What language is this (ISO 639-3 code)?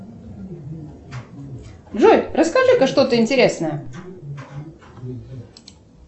rus